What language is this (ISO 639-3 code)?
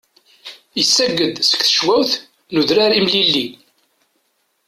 kab